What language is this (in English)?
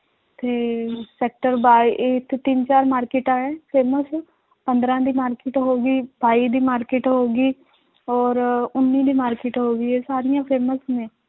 Punjabi